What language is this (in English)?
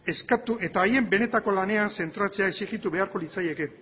Basque